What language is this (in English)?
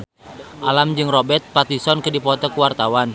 Sundanese